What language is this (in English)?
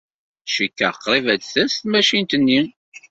Kabyle